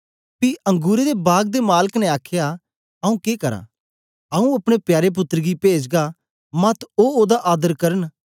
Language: Dogri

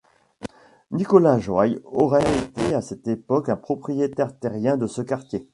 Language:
French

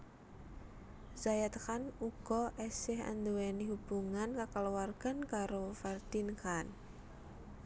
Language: Javanese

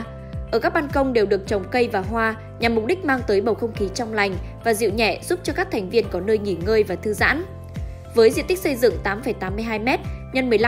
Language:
Vietnamese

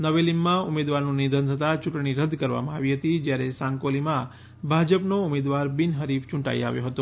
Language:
Gujarati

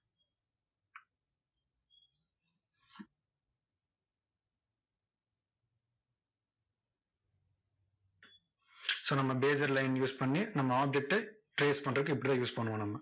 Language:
Tamil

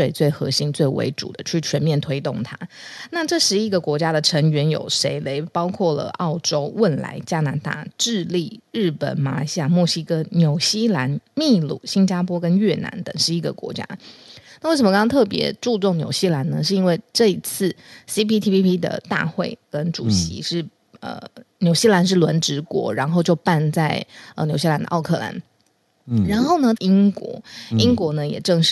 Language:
Chinese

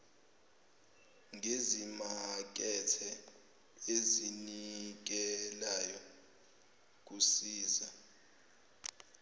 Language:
Zulu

